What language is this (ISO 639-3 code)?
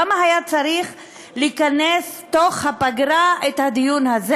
heb